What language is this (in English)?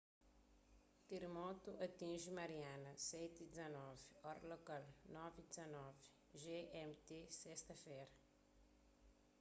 Kabuverdianu